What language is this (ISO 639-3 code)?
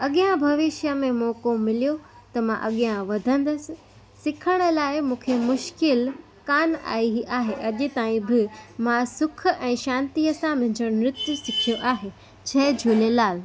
snd